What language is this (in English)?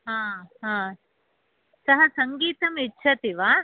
Sanskrit